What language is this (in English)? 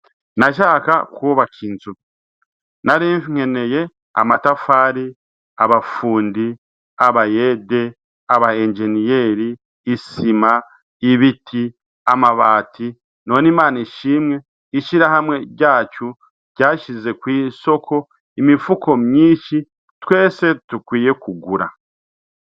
Rundi